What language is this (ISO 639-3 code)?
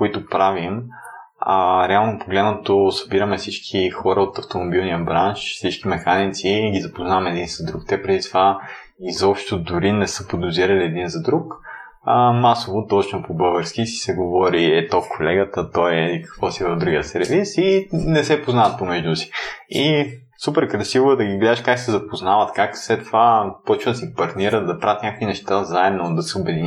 bul